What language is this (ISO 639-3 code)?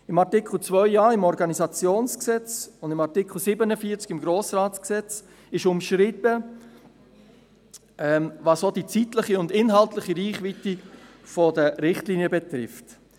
gsw